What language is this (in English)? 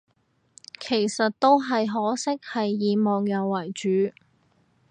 Cantonese